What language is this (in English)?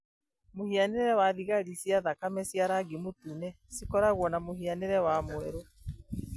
Kikuyu